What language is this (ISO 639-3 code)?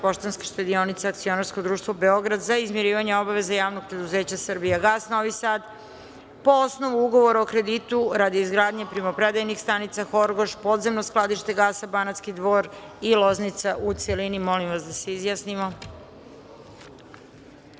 srp